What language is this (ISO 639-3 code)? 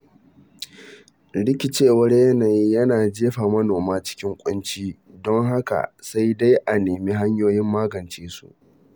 hau